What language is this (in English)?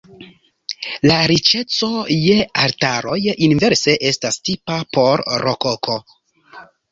Esperanto